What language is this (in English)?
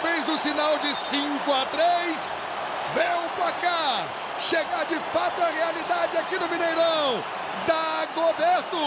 Portuguese